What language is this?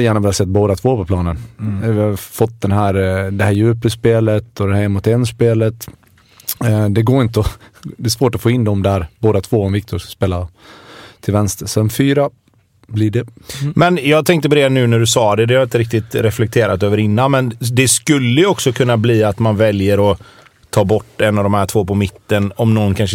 Swedish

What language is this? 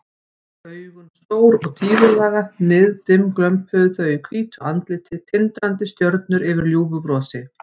Icelandic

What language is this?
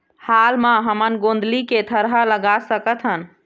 Chhattisgarhi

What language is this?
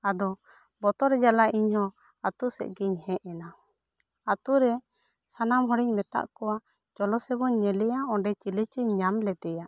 Santali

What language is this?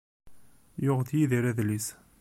Kabyle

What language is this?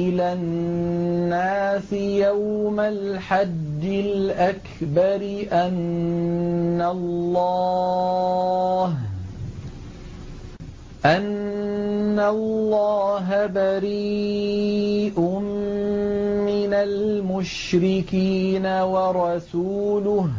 Arabic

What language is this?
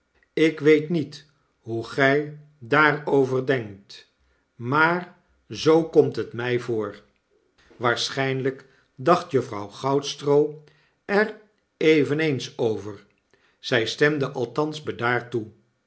Dutch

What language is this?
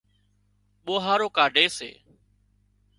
Wadiyara Koli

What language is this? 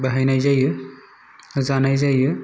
Bodo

